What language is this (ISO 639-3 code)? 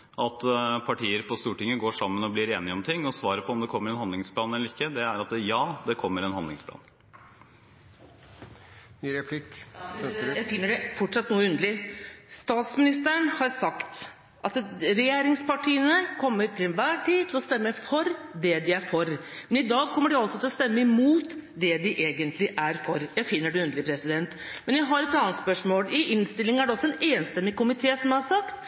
nob